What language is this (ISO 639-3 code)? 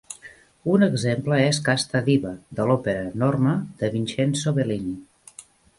cat